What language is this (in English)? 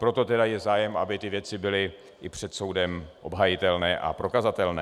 Czech